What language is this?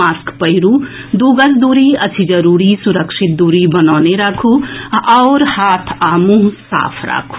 Maithili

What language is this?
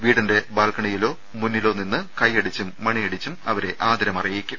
Malayalam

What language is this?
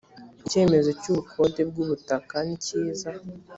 Kinyarwanda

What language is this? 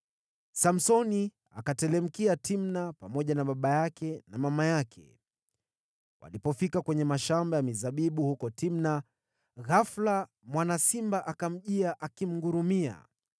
Swahili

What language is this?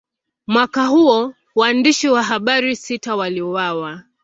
Swahili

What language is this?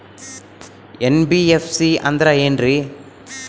Kannada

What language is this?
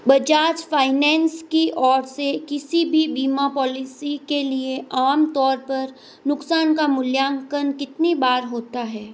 Hindi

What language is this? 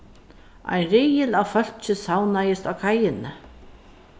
Faroese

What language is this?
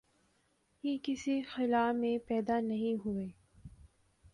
Urdu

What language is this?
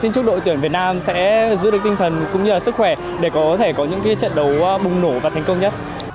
Vietnamese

